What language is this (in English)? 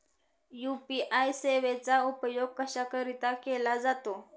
Marathi